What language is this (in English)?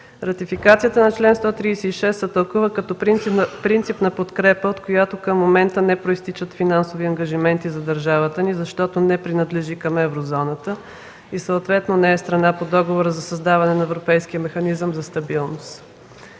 Bulgarian